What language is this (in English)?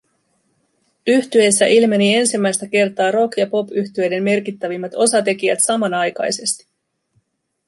Finnish